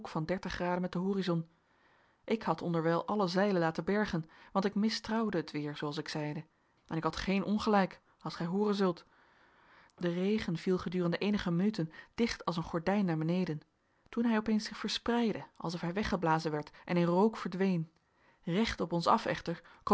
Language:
Dutch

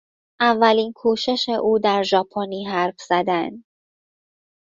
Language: Persian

